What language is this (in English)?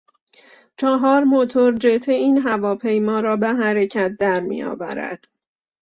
Persian